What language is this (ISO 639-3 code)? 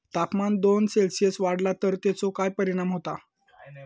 mar